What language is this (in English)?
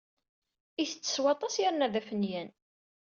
Kabyle